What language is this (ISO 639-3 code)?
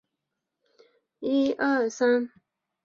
zho